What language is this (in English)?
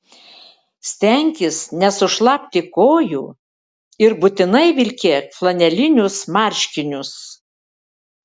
Lithuanian